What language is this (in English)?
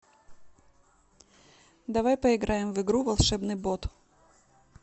Russian